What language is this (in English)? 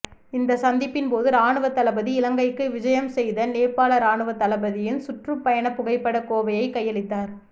Tamil